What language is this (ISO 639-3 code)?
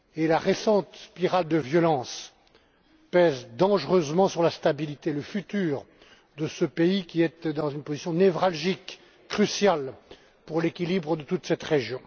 fra